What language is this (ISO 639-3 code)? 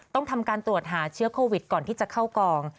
tha